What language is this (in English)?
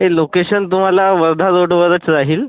Marathi